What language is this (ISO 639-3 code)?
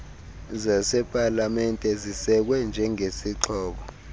xho